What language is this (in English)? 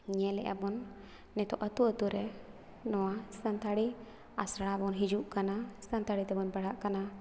Santali